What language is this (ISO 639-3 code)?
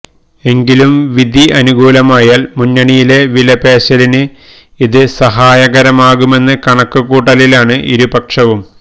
mal